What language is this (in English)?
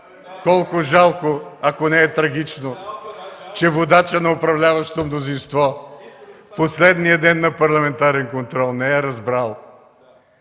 Bulgarian